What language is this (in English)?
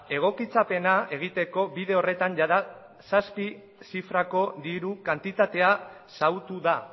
Basque